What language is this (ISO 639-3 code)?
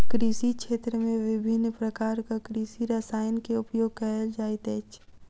mai